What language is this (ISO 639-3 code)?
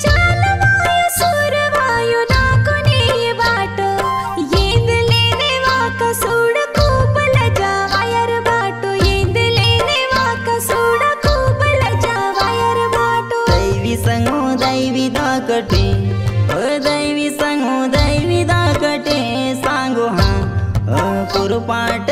kan